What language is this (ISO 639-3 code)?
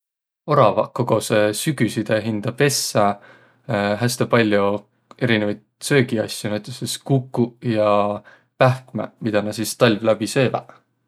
vro